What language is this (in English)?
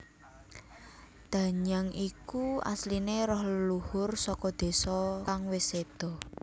Javanese